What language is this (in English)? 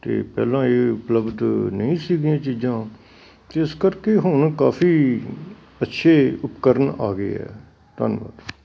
Punjabi